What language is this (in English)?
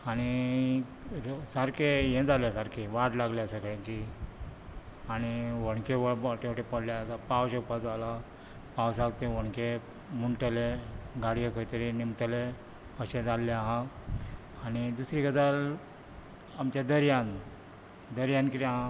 Konkani